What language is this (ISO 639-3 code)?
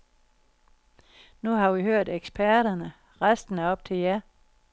dan